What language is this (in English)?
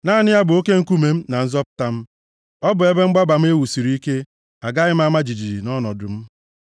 Igbo